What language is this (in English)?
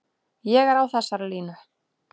Icelandic